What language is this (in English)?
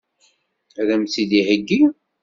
Kabyle